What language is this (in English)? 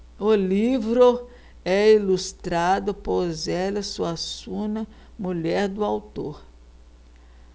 Portuguese